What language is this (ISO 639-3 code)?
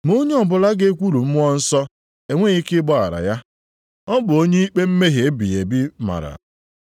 ibo